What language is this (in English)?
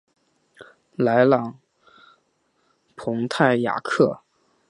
Chinese